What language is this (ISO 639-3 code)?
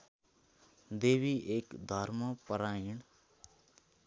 nep